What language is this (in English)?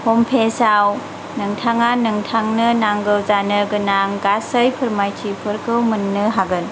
Bodo